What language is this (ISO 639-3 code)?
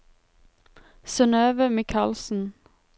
nor